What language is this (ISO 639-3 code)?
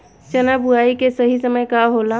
bho